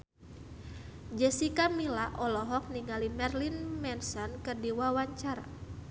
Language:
Sundanese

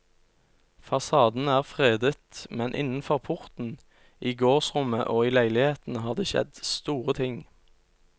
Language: Norwegian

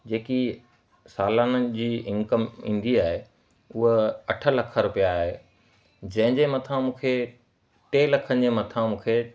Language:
Sindhi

